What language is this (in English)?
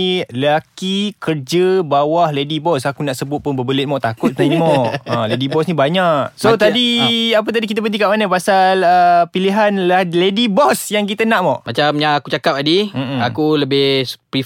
Malay